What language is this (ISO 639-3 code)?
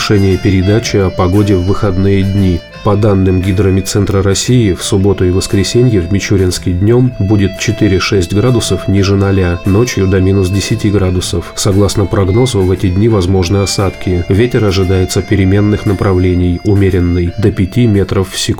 rus